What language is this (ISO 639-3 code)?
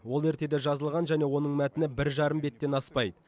kaz